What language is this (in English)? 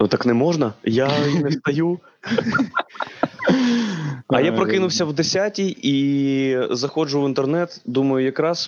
Ukrainian